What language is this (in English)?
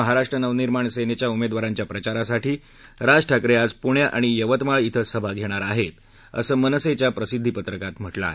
Marathi